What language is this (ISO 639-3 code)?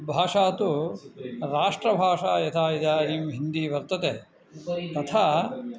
san